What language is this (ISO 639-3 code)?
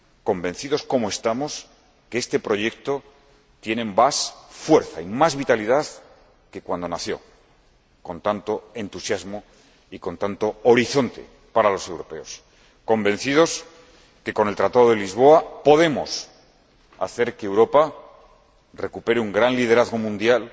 spa